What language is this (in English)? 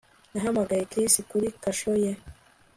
Kinyarwanda